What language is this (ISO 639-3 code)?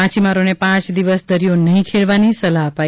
guj